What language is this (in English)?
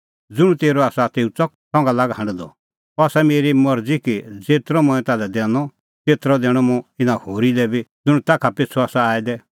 Kullu Pahari